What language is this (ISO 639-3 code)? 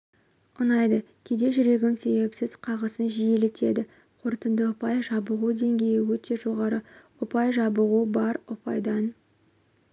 kaz